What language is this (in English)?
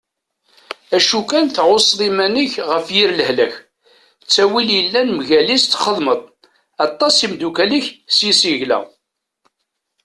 Kabyle